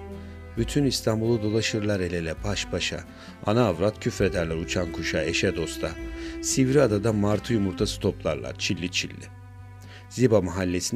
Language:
Turkish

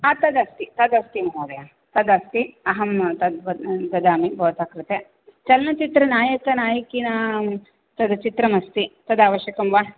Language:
Sanskrit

